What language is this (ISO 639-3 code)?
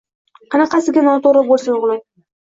uzb